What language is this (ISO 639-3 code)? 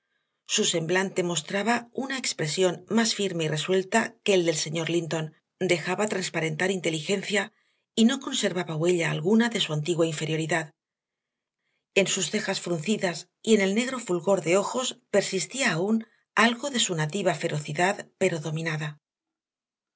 spa